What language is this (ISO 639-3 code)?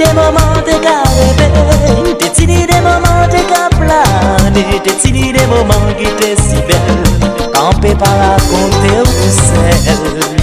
fra